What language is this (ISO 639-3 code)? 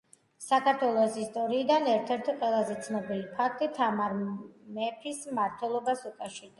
kat